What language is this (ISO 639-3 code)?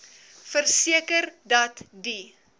afr